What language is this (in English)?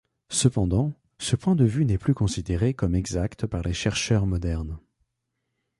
French